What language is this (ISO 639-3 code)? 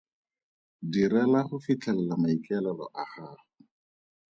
tsn